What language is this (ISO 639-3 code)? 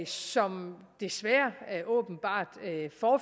dan